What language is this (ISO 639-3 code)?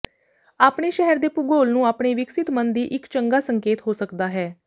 pan